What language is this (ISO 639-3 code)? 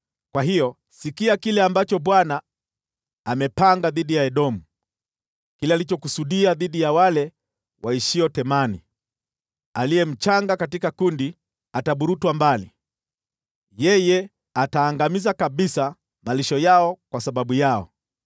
swa